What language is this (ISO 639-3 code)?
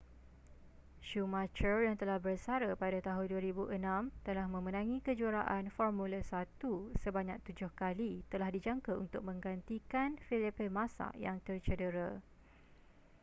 msa